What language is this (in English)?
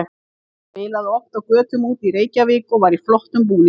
Icelandic